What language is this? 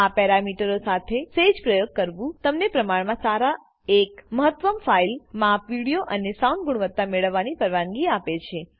Gujarati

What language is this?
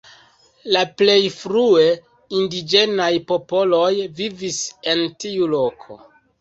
Esperanto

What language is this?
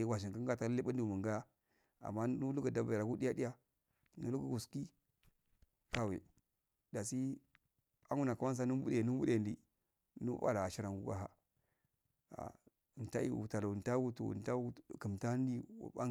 Afade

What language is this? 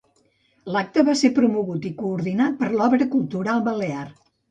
Catalan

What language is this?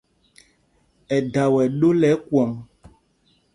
Mpumpong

